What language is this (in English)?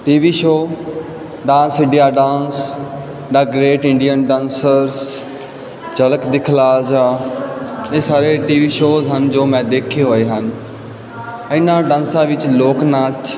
Punjabi